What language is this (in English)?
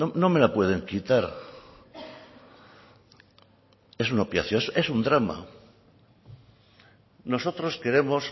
Spanish